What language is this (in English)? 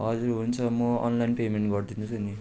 Nepali